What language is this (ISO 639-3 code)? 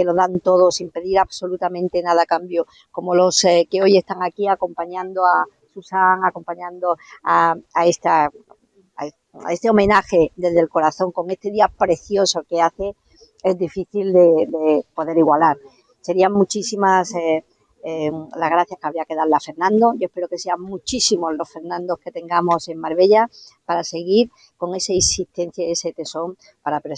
spa